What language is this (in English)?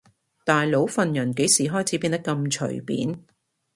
Cantonese